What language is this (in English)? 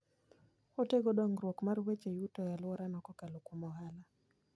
Luo (Kenya and Tanzania)